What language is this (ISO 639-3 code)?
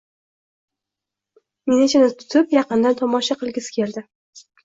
uzb